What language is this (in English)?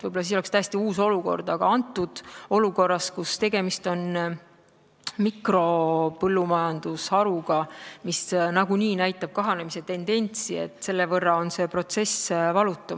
Estonian